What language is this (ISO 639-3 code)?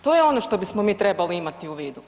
hrv